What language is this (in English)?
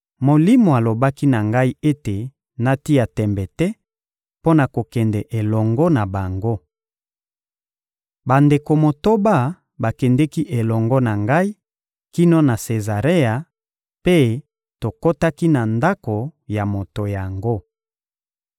Lingala